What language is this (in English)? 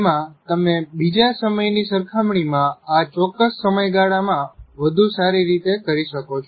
Gujarati